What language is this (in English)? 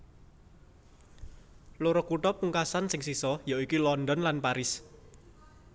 Javanese